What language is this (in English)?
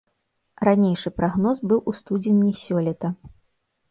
Belarusian